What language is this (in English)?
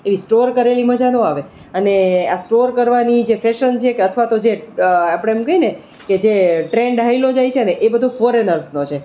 Gujarati